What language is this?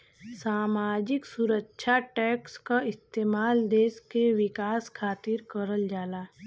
Bhojpuri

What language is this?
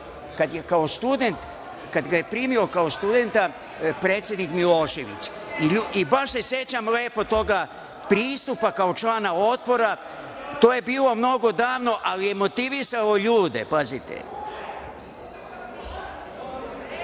Serbian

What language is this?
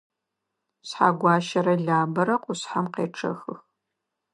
Adyghe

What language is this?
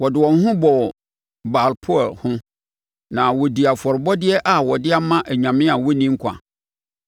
Akan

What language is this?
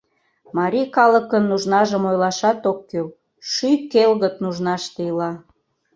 Mari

